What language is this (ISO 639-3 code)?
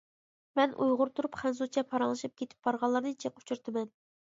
uig